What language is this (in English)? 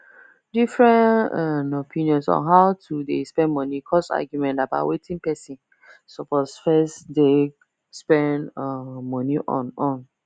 Nigerian Pidgin